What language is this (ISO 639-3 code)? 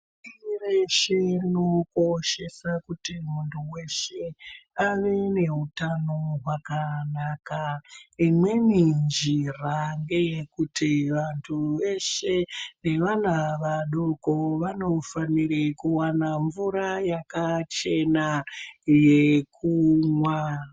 ndc